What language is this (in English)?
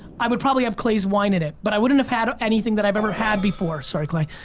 English